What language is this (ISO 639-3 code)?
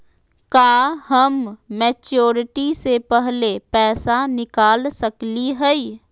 mag